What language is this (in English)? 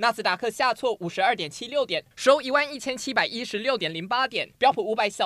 Chinese